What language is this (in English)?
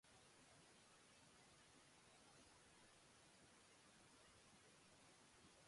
Basque